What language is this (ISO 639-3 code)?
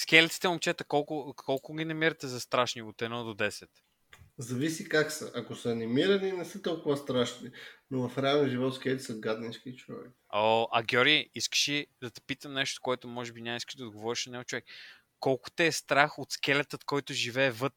bul